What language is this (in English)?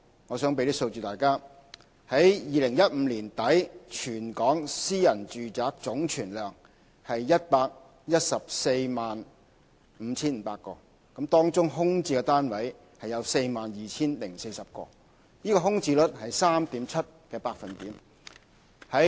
Cantonese